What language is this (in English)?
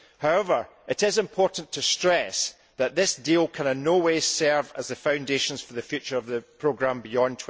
English